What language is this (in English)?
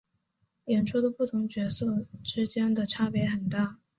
Chinese